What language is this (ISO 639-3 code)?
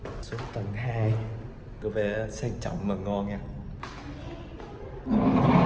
vie